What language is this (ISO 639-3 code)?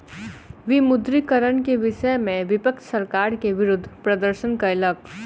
mai